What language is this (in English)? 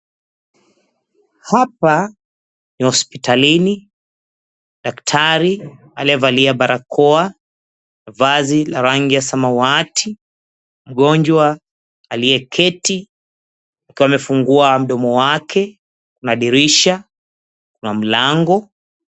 Swahili